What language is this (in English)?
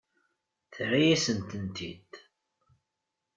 Kabyle